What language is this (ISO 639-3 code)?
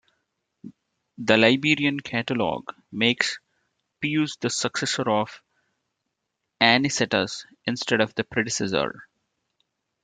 eng